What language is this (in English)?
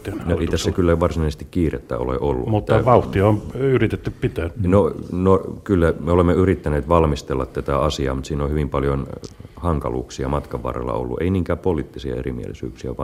Finnish